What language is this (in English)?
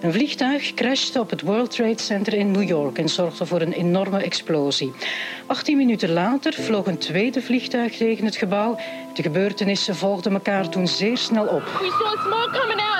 Dutch